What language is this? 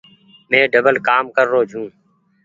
Goaria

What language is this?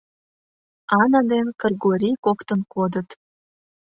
Mari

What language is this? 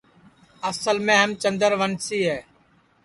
Sansi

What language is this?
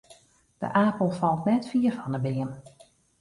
Western Frisian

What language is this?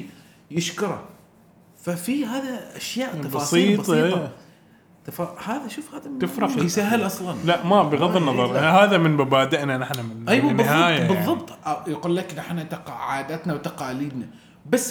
Arabic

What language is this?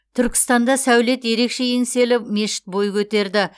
Kazakh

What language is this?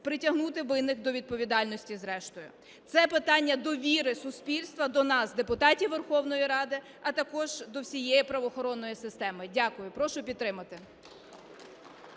Ukrainian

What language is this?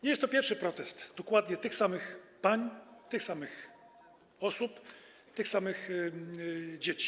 Polish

